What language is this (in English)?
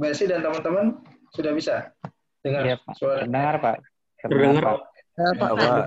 Indonesian